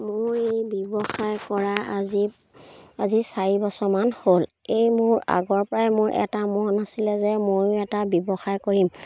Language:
Assamese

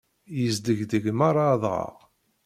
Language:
Kabyle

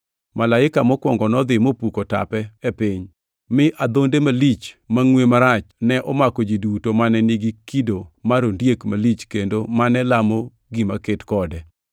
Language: Luo (Kenya and Tanzania)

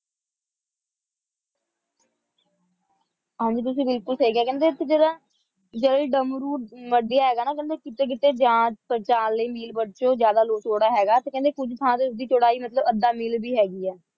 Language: Punjabi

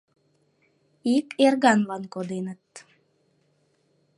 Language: Mari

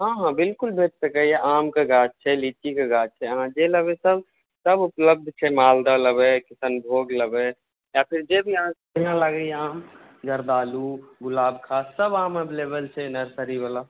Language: Maithili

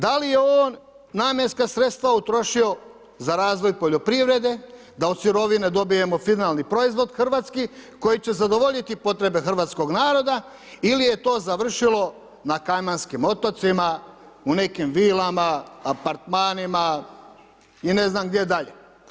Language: Croatian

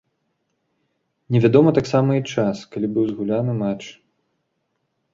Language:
Belarusian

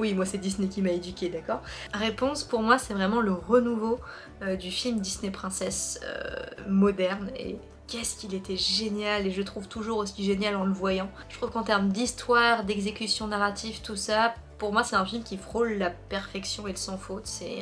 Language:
French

